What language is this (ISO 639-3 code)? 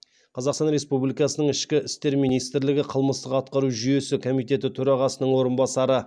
kaz